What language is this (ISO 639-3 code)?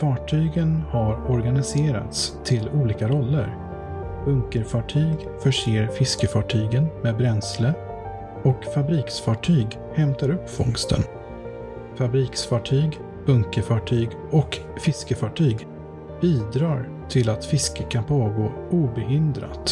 swe